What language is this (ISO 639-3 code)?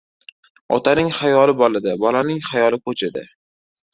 uzb